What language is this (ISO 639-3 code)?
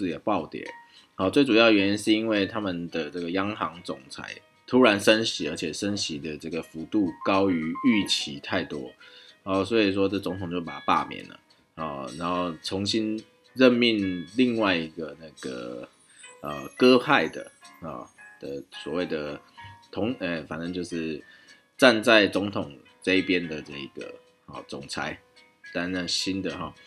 zho